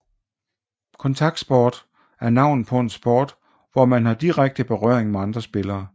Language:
Danish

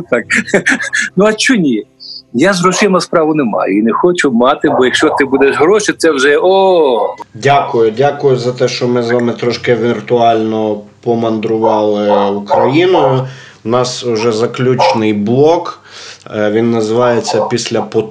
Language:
Ukrainian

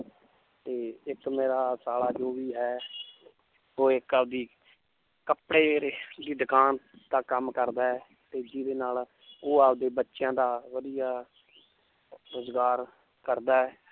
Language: Punjabi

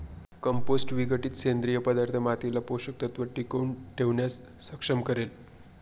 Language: Marathi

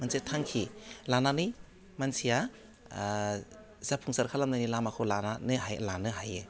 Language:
Bodo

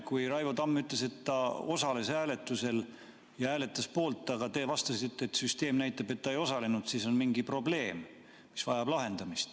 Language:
Estonian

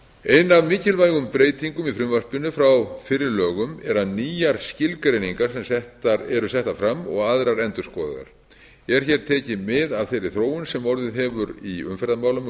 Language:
Icelandic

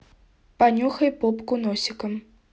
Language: Russian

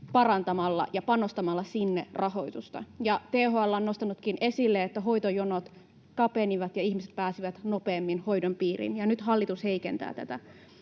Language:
Finnish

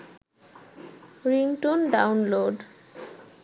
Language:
Bangla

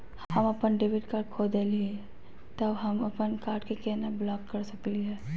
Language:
Magahi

